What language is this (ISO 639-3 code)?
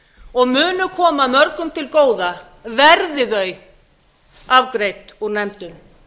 isl